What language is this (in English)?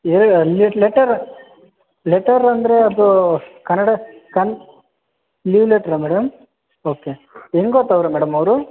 Kannada